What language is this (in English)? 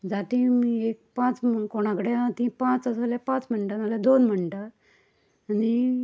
Konkani